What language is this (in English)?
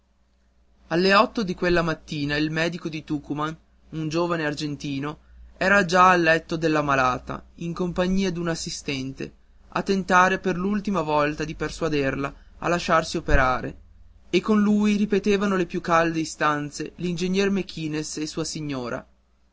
Italian